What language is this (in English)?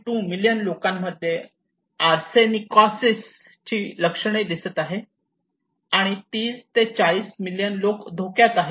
Marathi